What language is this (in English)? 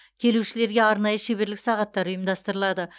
Kazakh